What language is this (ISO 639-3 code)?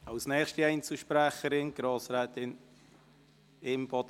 gsw